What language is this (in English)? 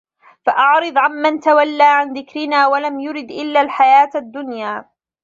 Arabic